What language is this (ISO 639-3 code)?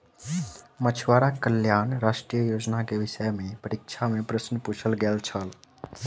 mai